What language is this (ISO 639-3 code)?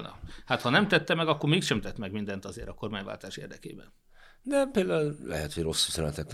hun